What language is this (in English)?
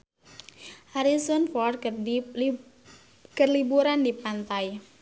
Sundanese